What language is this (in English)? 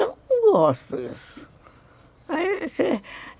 Portuguese